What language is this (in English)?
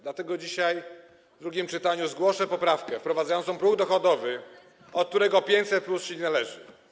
Polish